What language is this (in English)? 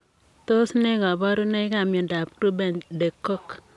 Kalenjin